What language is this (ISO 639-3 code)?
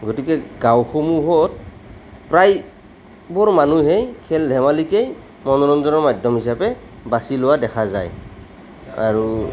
asm